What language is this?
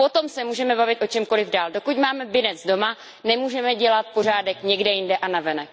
Czech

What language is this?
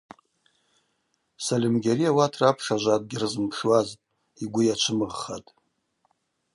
Abaza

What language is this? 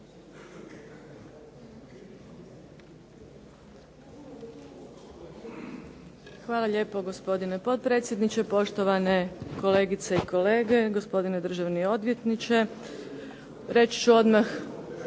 Croatian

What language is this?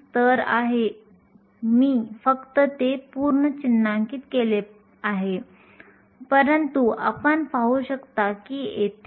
Marathi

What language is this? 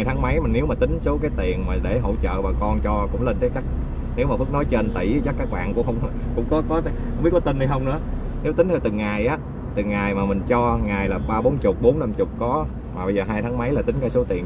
Vietnamese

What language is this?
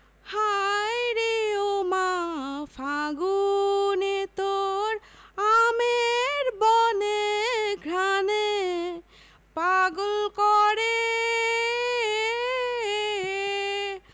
Bangla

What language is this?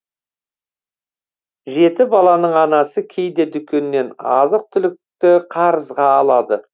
Kazakh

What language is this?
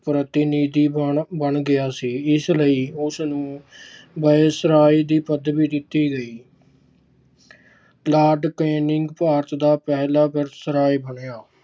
Punjabi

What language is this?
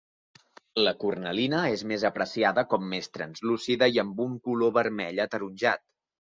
Catalan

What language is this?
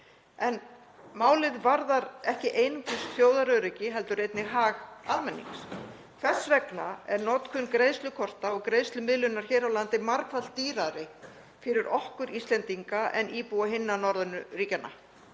Icelandic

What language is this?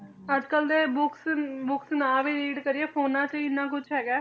Punjabi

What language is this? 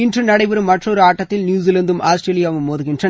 Tamil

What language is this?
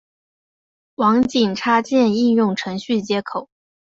Chinese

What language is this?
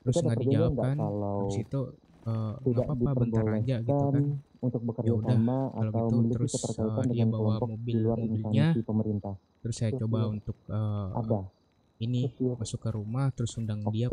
Indonesian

